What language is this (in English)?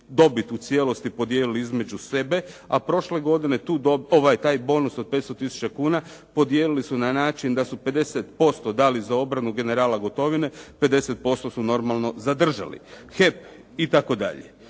Croatian